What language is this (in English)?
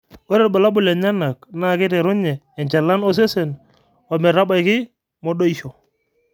Masai